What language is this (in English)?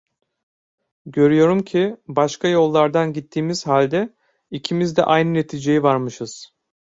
Turkish